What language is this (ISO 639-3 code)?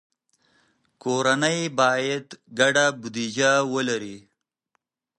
pus